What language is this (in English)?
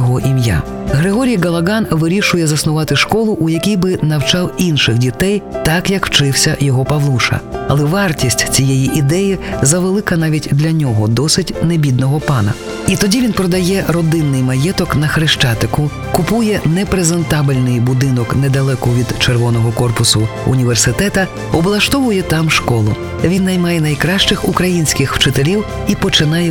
Ukrainian